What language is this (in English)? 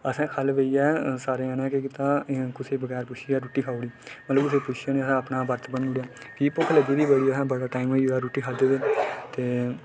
Dogri